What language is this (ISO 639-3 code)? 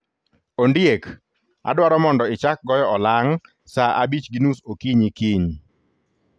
luo